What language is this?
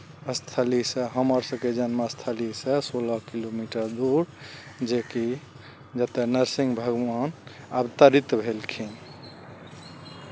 Maithili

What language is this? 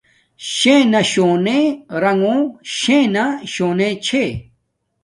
Domaaki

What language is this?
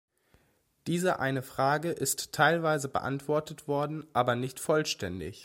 German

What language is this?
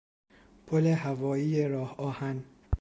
Persian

